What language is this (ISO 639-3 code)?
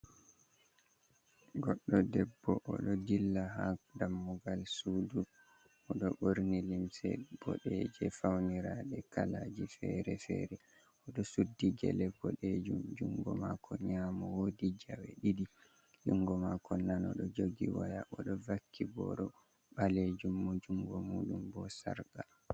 ful